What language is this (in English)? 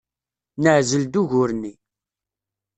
Kabyle